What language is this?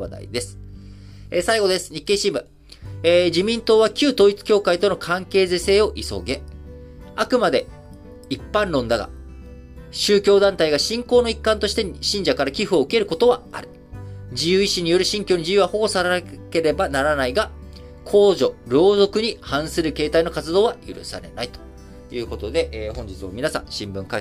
Japanese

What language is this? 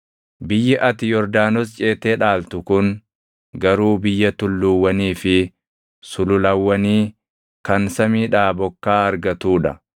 Oromo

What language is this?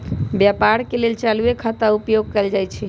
Magahi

